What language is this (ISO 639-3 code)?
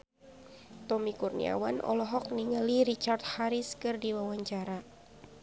sun